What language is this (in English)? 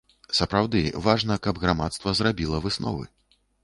Belarusian